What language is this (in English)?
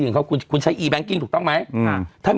Thai